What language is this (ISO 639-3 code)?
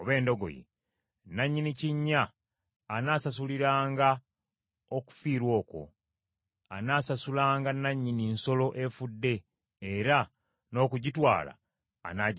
lug